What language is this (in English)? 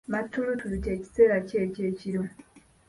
Ganda